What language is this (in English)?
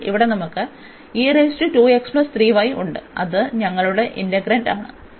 Malayalam